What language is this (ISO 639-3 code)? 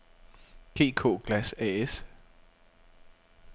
dan